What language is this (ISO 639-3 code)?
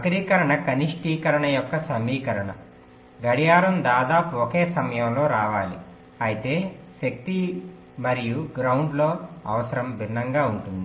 tel